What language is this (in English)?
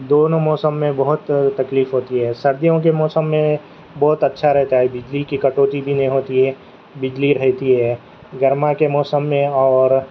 Urdu